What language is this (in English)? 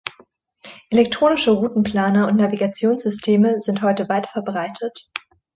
German